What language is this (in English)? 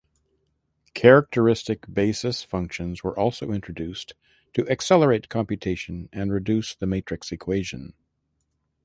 English